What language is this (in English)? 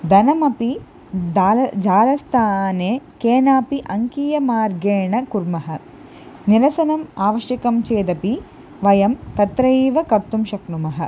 Sanskrit